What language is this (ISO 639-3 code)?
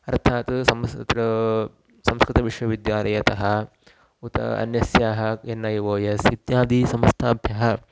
san